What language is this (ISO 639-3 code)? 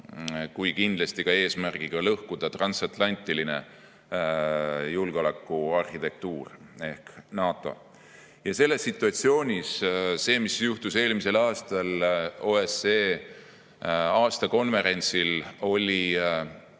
est